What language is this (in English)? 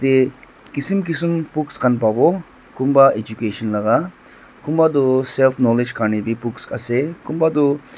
Naga Pidgin